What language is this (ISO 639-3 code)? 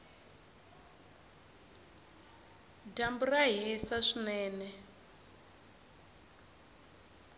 tso